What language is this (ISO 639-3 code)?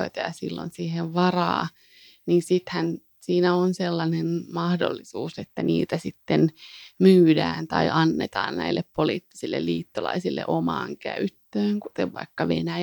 fin